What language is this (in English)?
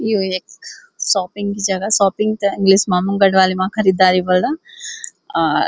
Garhwali